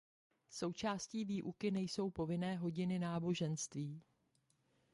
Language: Czech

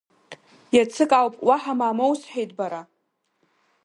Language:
Abkhazian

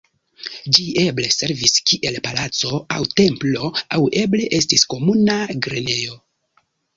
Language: Esperanto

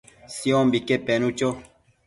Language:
Matsés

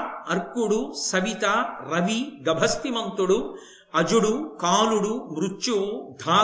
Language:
Telugu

